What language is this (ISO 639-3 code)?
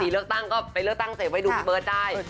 tha